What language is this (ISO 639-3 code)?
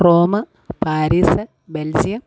mal